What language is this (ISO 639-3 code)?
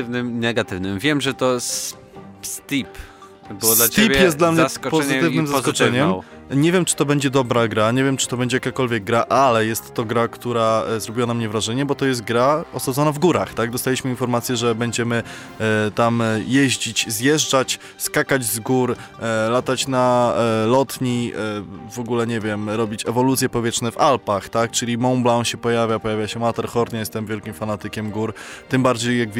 pol